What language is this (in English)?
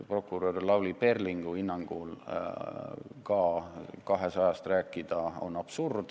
Estonian